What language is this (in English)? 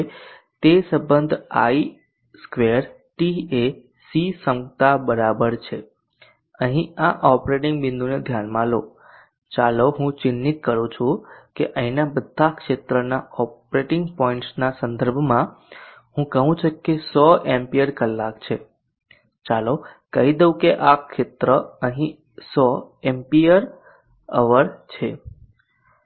Gujarati